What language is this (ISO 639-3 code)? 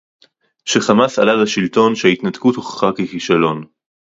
heb